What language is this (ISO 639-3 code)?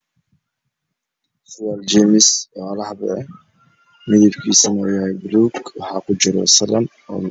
som